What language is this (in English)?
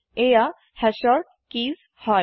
Assamese